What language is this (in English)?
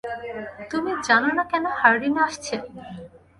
Bangla